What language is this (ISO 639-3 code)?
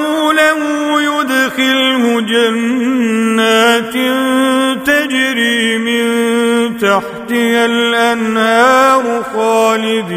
ara